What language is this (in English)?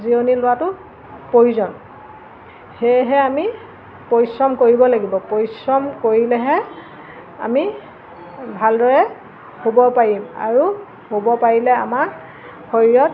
Assamese